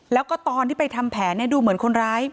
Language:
Thai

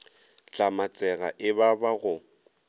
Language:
Northern Sotho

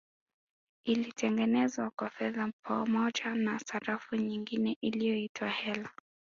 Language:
Swahili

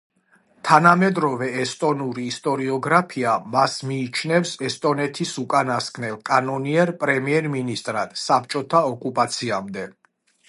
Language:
Georgian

